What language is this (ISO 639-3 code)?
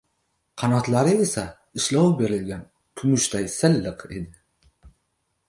uzb